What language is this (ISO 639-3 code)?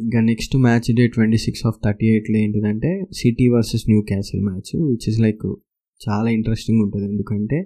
tel